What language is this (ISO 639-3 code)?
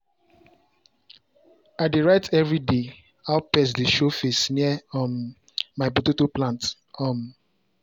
pcm